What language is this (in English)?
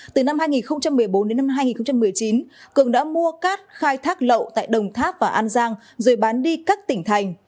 Vietnamese